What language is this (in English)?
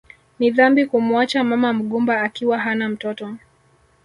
Swahili